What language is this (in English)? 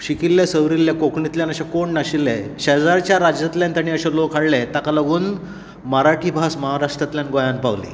Konkani